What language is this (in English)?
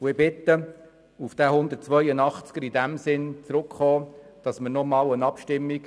Swiss German